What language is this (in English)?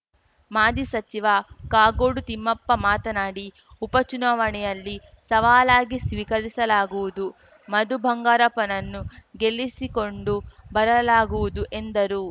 Kannada